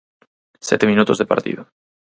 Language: Galician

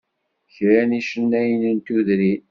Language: Kabyle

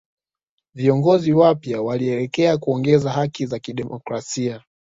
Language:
Swahili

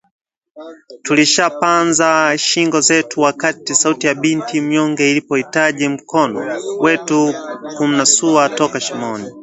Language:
Swahili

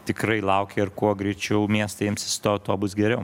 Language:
Lithuanian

